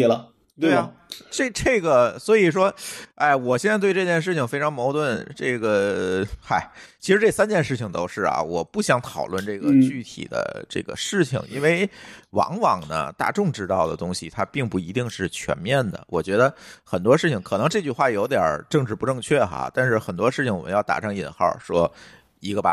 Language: Chinese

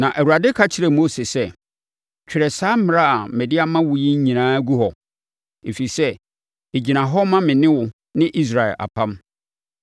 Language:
Akan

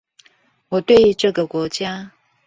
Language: Chinese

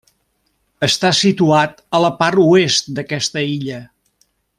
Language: Catalan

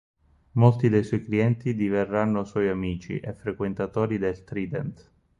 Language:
Italian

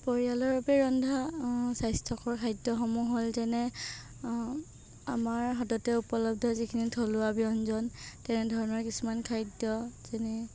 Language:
Assamese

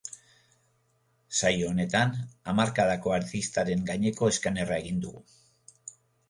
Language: Basque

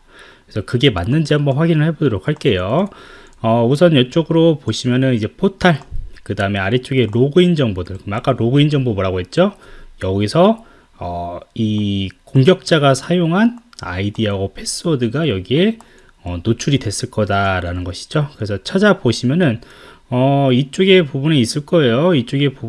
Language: Korean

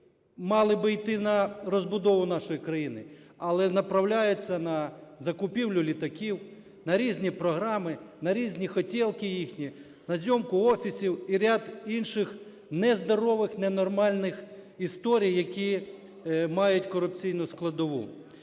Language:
Ukrainian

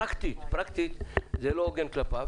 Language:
Hebrew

